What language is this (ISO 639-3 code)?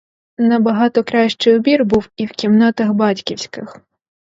ukr